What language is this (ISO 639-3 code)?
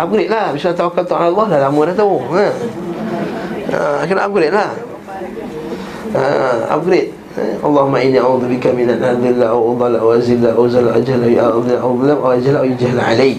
msa